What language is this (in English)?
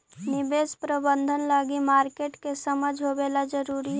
Magahi